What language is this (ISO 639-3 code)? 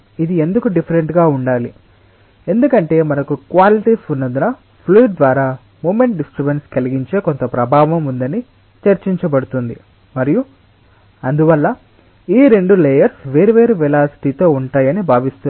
tel